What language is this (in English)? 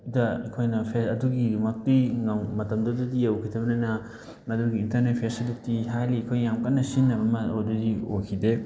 Manipuri